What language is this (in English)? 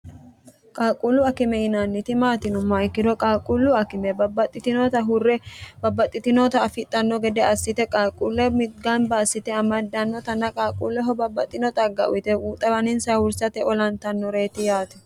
Sidamo